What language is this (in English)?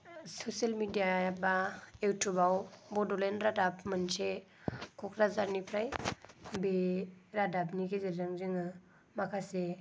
Bodo